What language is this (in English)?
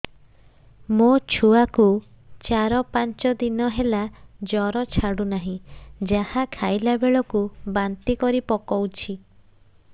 Odia